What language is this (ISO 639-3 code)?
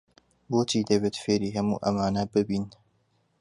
ckb